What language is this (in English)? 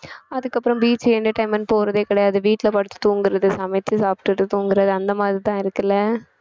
Tamil